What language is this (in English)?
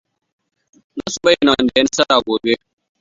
Hausa